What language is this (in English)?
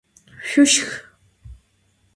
Adyghe